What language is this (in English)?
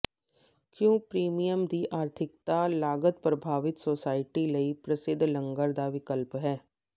Punjabi